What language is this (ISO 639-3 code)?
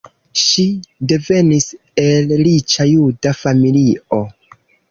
epo